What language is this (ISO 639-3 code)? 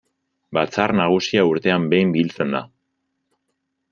eus